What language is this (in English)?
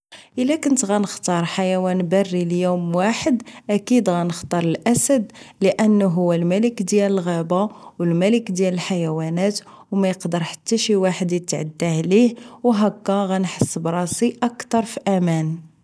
Moroccan Arabic